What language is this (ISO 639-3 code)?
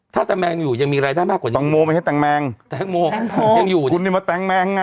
tha